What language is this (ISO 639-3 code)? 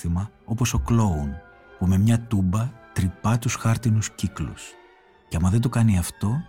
ell